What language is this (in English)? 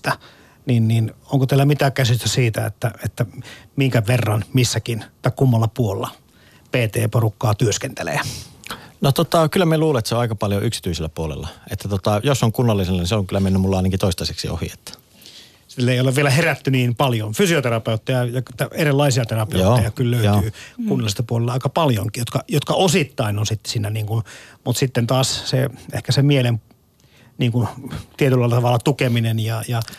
Finnish